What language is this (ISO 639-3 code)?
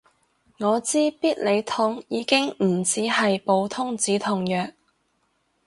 yue